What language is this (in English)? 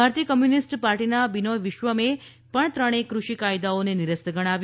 Gujarati